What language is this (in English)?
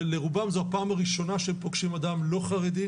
Hebrew